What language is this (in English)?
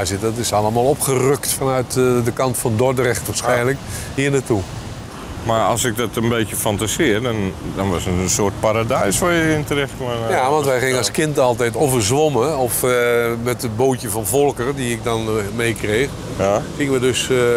Dutch